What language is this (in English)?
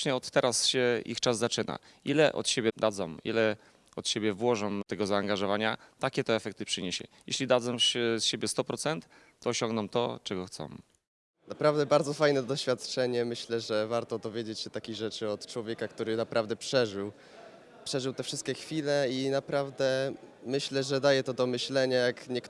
Polish